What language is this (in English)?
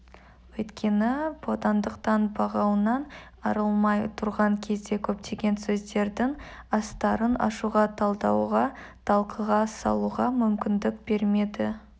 Kazakh